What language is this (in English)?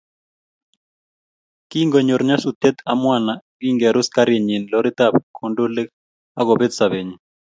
Kalenjin